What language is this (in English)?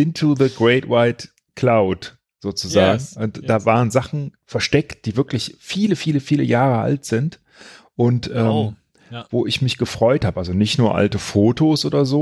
German